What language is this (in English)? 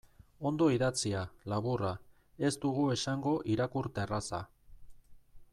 Basque